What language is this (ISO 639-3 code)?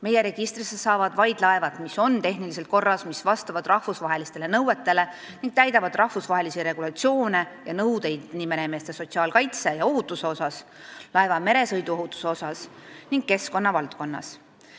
est